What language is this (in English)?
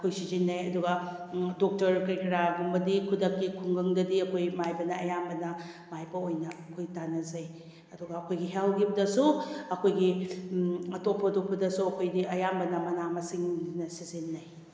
Manipuri